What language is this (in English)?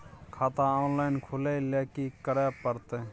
Maithili